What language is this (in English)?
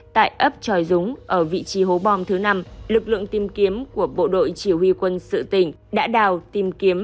Vietnamese